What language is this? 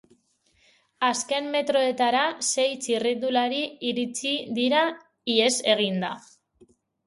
Basque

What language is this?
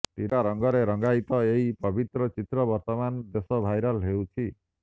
Odia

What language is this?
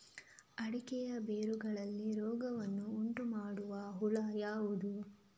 Kannada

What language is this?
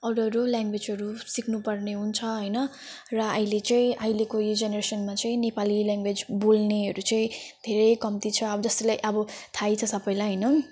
Nepali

